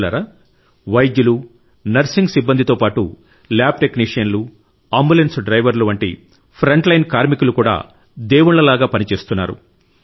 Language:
Telugu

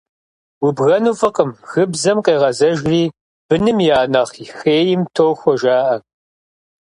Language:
Kabardian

